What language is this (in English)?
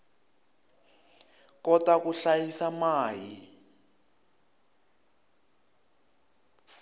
Tsonga